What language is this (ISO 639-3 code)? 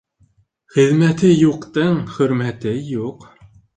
bak